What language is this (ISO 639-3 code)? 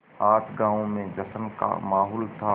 hin